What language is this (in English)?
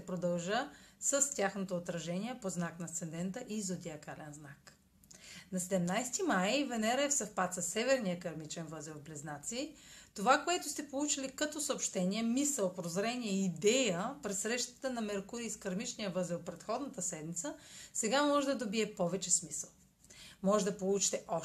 Bulgarian